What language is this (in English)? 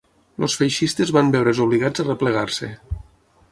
Catalan